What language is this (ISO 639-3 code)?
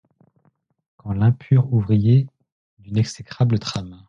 fra